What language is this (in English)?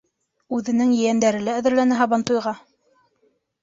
Bashkir